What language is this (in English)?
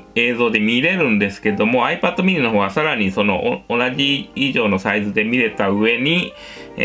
Japanese